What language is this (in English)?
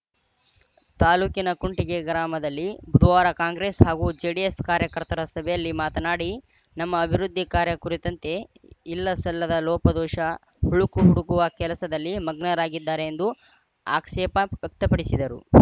Kannada